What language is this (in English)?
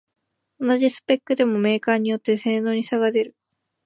Japanese